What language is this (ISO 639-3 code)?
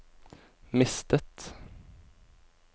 nor